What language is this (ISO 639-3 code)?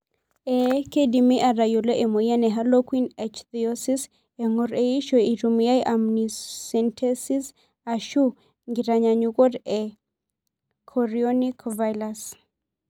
mas